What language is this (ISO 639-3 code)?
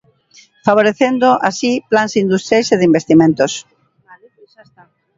glg